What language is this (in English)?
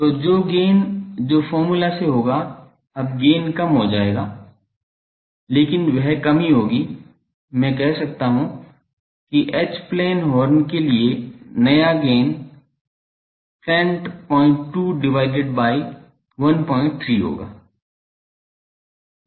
Hindi